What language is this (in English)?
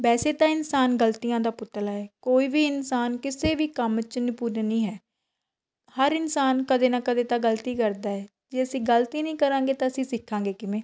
Punjabi